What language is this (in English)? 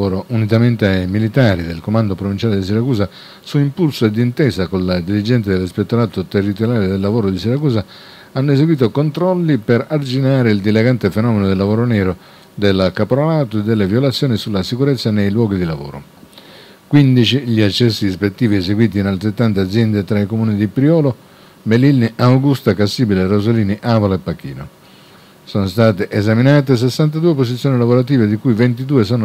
Italian